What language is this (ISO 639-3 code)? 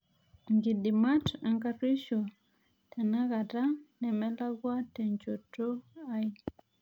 mas